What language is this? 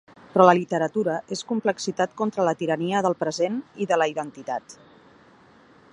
Catalan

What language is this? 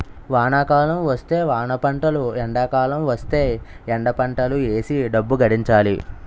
Telugu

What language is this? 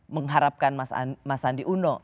Indonesian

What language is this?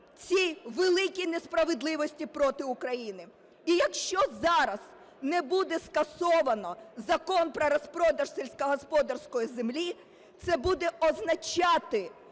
Ukrainian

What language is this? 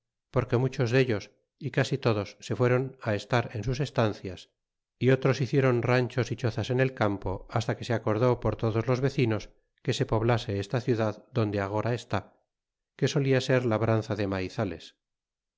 Spanish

